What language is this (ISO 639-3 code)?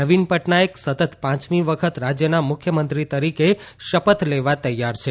guj